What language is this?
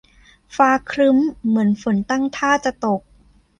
Thai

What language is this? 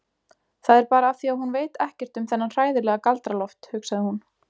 Icelandic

